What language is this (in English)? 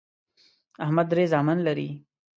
Pashto